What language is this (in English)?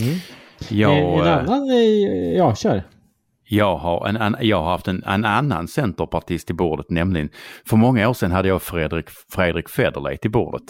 Swedish